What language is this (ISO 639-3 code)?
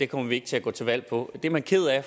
dan